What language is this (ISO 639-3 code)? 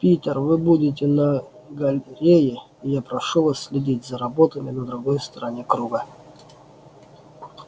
rus